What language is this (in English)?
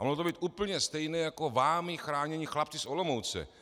Czech